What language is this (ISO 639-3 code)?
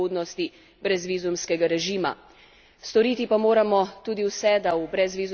slv